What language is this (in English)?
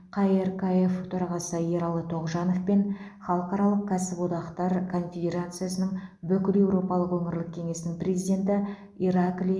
Kazakh